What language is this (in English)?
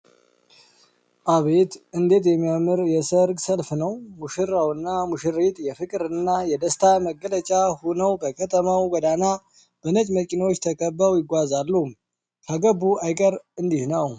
Amharic